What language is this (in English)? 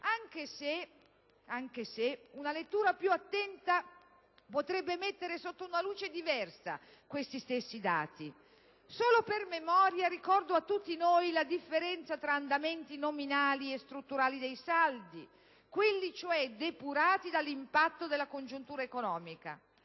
Italian